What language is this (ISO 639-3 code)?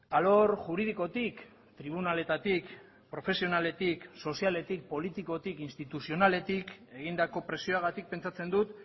eus